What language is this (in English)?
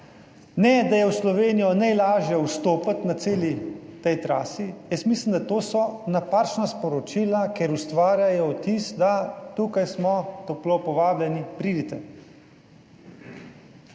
Slovenian